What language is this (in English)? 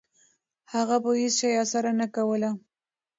Pashto